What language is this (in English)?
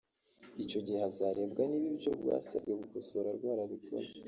Kinyarwanda